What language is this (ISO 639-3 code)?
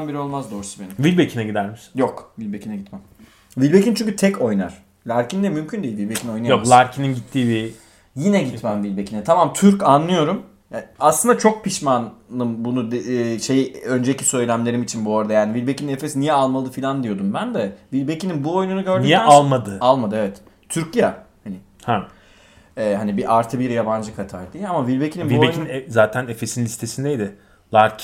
tur